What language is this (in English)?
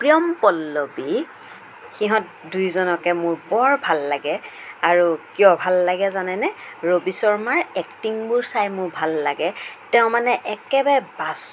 Assamese